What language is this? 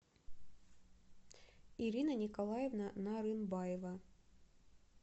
Russian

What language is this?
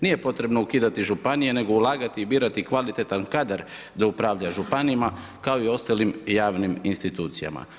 Croatian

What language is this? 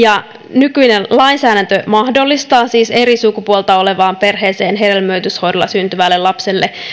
Finnish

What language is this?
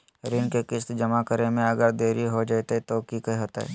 Magahi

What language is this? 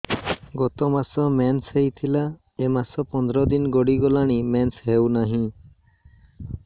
Odia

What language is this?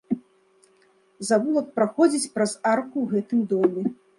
Belarusian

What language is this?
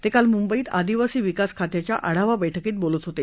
Marathi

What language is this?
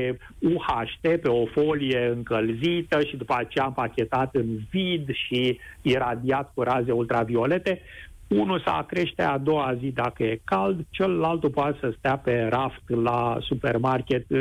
Romanian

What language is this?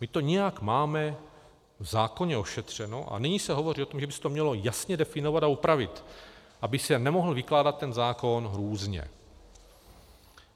Czech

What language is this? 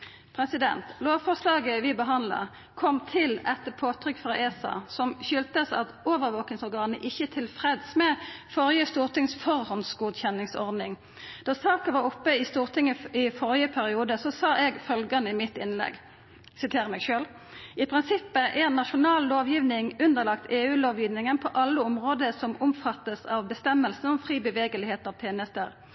Norwegian Nynorsk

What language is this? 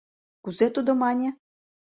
Mari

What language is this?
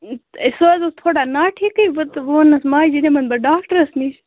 Kashmiri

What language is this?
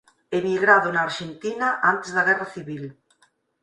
Galician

